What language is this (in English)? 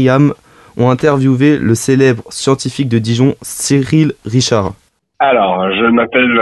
French